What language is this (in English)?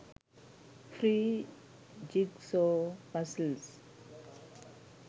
Sinhala